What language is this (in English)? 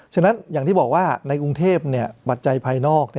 Thai